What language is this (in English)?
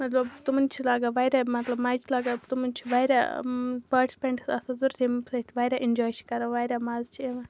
Kashmiri